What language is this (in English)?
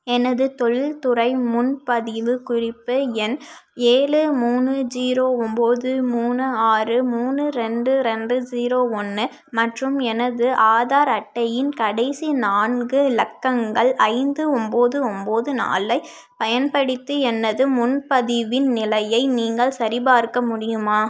Tamil